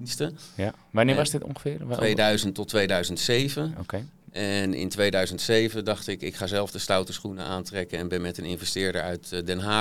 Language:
Dutch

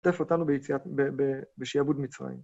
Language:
Hebrew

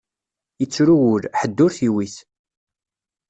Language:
Kabyle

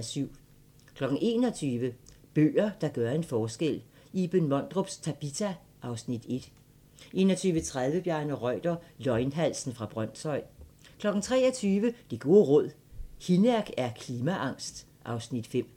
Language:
Danish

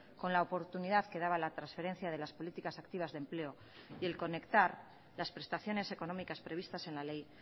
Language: Spanish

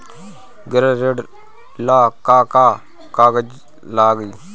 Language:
Bhojpuri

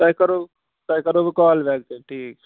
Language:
Kashmiri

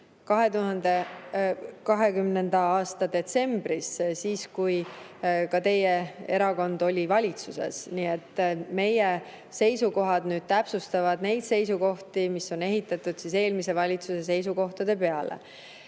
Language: Estonian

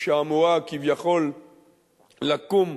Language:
Hebrew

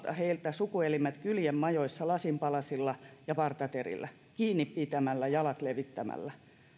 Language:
Finnish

